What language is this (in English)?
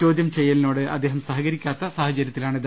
Malayalam